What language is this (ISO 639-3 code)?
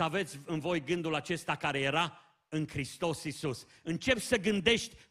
ron